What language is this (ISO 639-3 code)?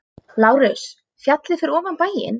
isl